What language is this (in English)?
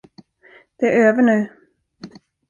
Swedish